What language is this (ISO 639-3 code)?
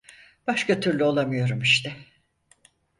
tur